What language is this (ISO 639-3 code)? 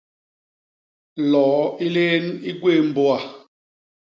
bas